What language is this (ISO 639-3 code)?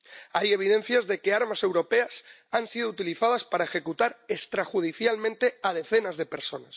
spa